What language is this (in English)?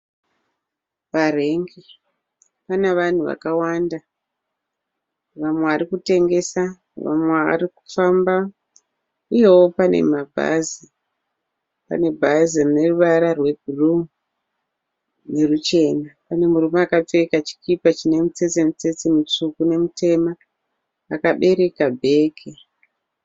Shona